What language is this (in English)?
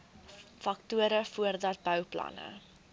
Afrikaans